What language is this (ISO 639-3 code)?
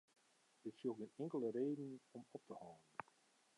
fry